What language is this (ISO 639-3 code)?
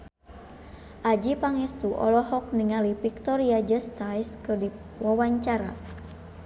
sun